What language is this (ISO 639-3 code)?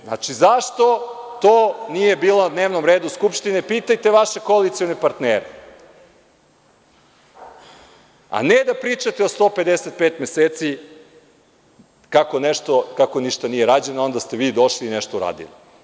srp